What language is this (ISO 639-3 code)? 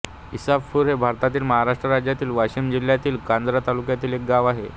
mar